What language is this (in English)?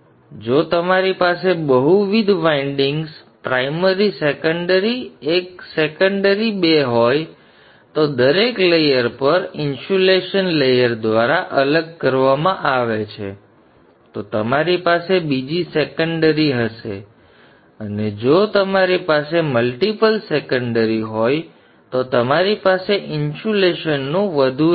Gujarati